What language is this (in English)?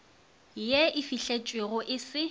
Northern Sotho